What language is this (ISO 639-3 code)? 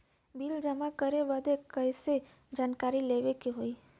bho